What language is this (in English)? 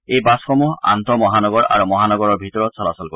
Assamese